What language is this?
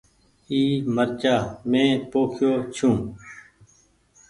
Goaria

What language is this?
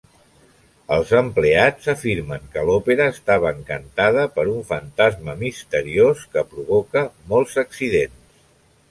Catalan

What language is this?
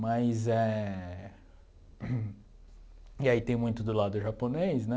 Portuguese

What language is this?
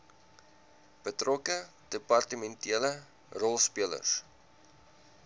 Afrikaans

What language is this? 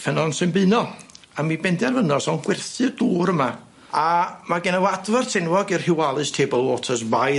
Welsh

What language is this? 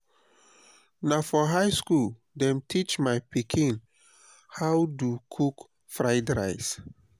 Nigerian Pidgin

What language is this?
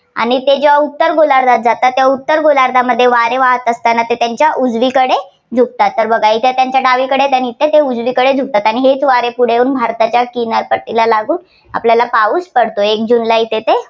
Marathi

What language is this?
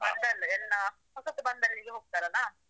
Kannada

